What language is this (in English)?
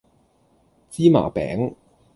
Cantonese